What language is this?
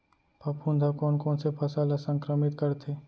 Chhattisgarhi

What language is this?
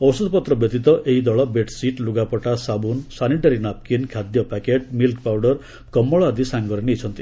Odia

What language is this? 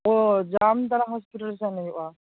Santali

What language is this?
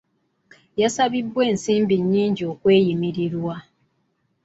Ganda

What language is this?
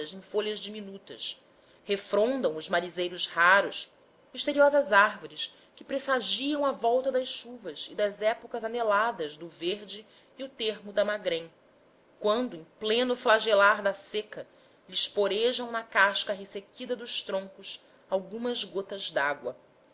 Portuguese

